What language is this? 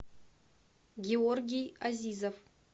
Russian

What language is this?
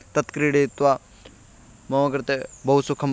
Sanskrit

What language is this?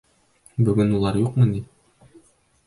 Bashkir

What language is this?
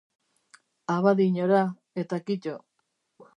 Basque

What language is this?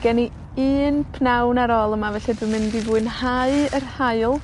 Welsh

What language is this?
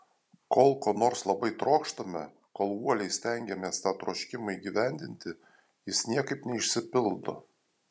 Lithuanian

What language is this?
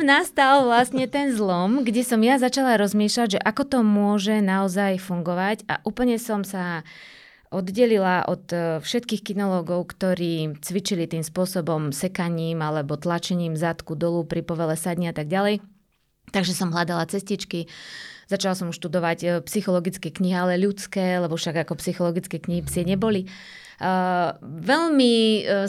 Slovak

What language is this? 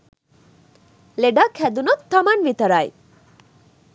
Sinhala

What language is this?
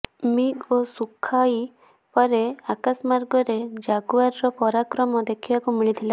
Odia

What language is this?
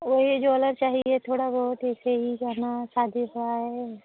Hindi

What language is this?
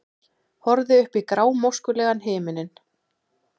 Icelandic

